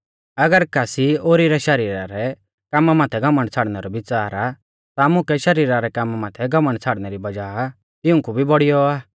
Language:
Mahasu Pahari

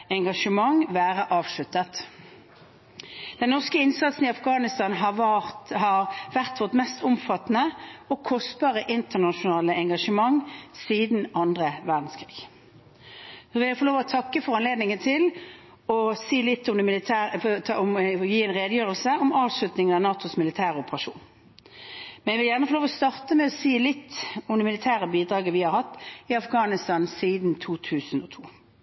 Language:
Norwegian Bokmål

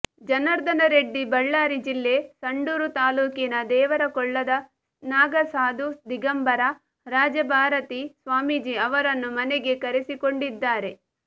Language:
Kannada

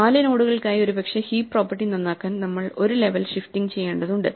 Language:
Malayalam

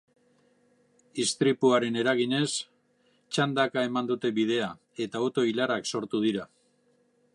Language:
Basque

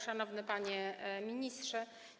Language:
Polish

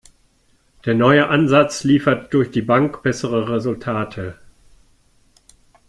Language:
German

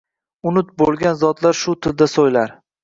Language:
Uzbek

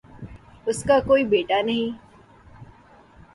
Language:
Urdu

